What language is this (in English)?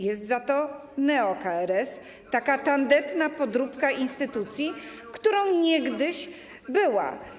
Polish